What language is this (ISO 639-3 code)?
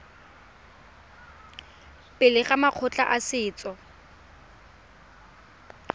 tsn